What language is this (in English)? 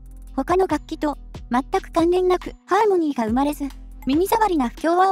Japanese